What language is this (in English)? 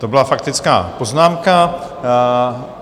Czech